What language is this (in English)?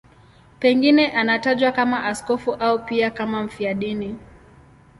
Swahili